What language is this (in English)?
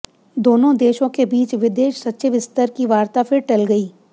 Hindi